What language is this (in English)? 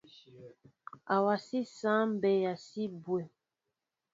Mbo (Cameroon)